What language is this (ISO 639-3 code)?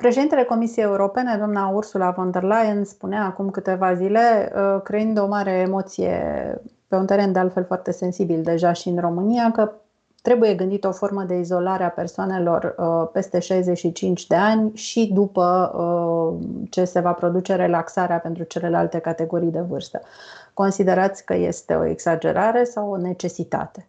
ron